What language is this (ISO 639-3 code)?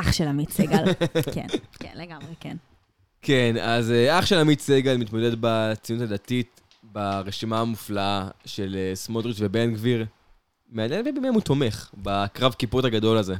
heb